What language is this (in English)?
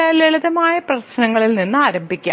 Malayalam